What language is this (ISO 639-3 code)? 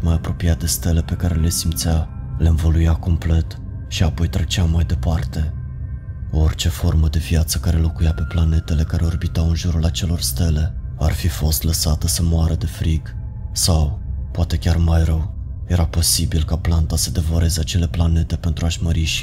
ron